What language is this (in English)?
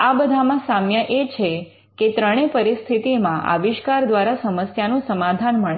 Gujarati